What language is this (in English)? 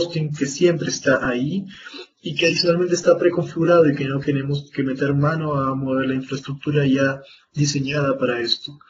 Spanish